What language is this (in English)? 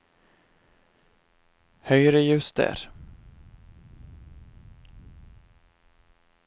Norwegian